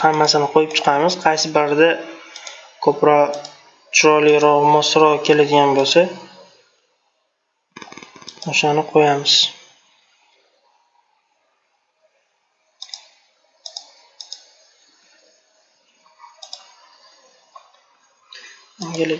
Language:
Turkish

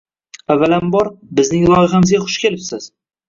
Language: Uzbek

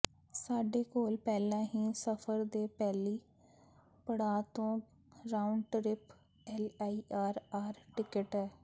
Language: Punjabi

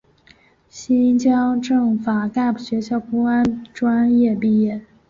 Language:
Chinese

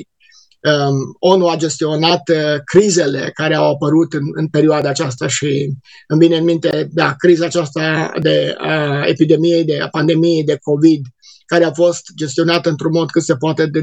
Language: Romanian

